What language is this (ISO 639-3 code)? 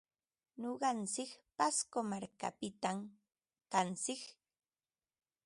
qva